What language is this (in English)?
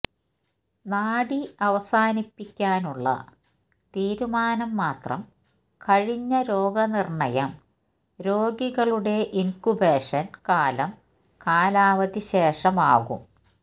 Malayalam